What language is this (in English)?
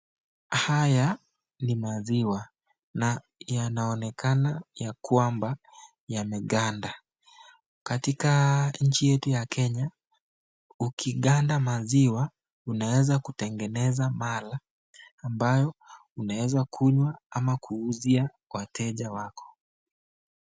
Swahili